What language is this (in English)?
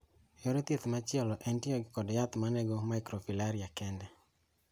Luo (Kenya and Tanzania)